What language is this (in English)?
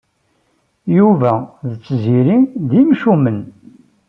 Kabyle